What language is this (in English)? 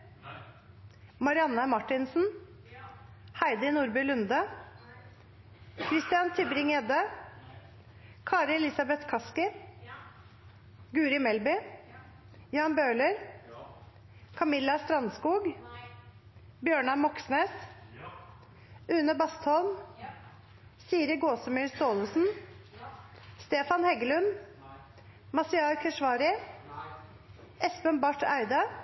Norwegian Nynorsk